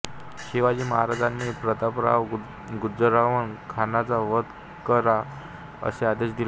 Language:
Marathi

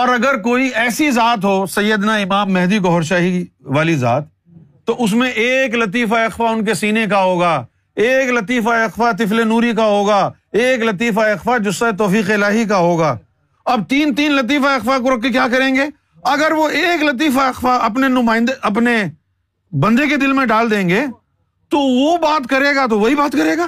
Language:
Urdu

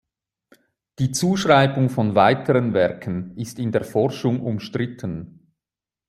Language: German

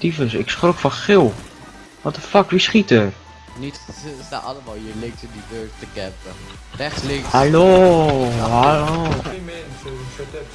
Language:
Dutch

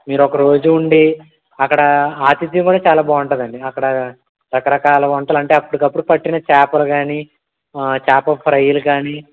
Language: Telugu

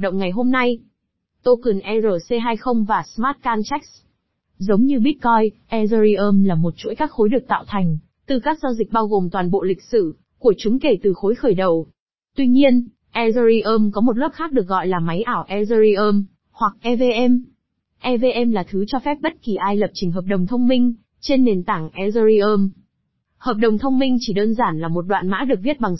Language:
Vietnamese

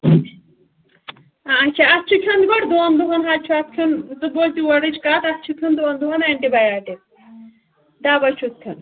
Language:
Kashmiri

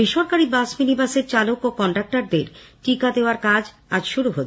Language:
Bangla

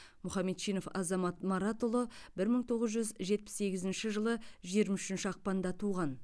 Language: Kazakh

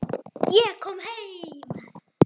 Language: Icelandic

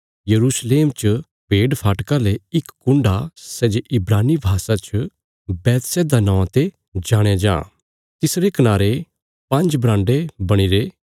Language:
Bilaspuri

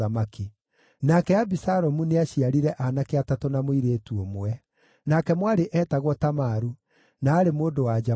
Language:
Kikuyu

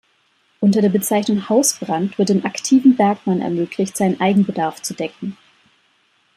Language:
German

